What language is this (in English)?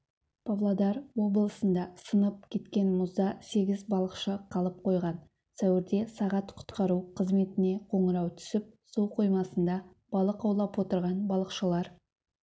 Kazakh